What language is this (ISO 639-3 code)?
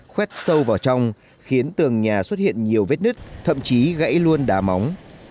vie